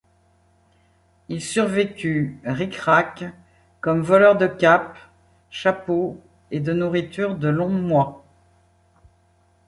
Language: French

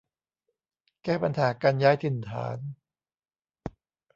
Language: Thai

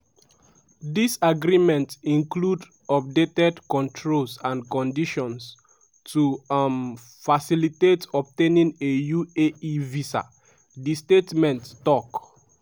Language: Nigerian Pidgin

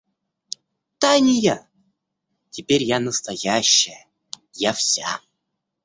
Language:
Russian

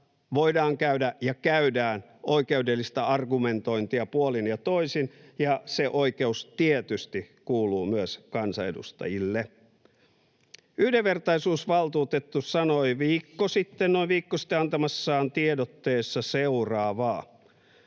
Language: Finnish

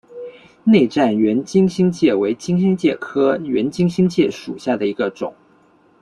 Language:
Chinese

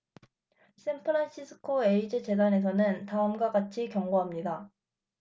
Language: Korean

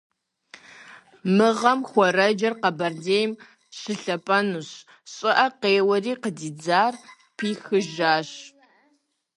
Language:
Kabardian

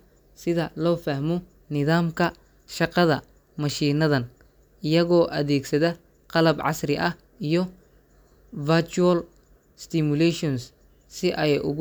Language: Somali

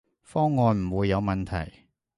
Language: Cantonese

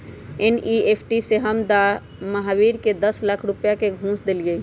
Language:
Magahi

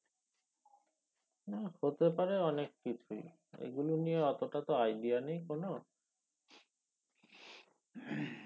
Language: Bangla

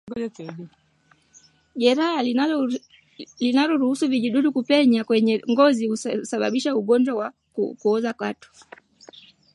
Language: Swahili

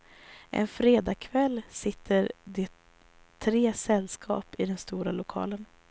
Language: Swedish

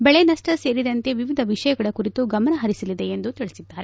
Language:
Kannada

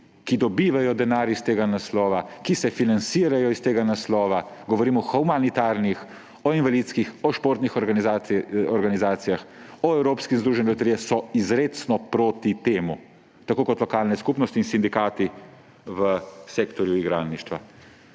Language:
Slovenian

